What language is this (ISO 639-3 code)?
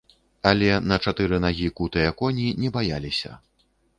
bel